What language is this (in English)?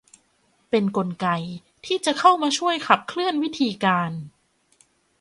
Thai